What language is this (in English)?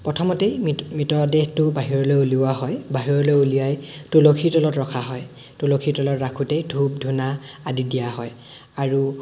Assamese